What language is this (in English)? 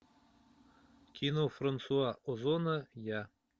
Russian